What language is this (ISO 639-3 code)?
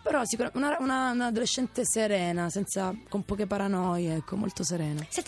ita